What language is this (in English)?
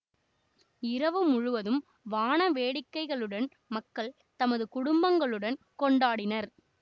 Tamil